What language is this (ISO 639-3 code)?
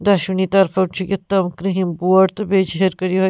kas